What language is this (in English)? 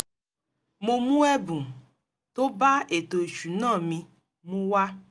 Yoruba